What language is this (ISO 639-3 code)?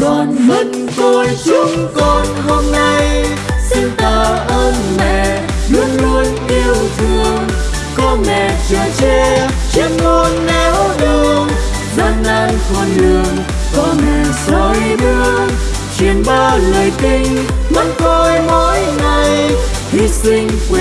vie